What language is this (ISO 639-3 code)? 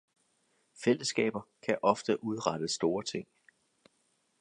dan